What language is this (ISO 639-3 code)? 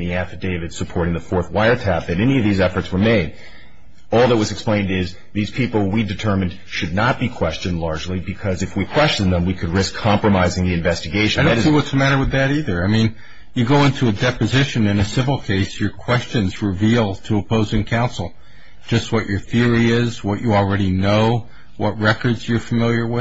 eng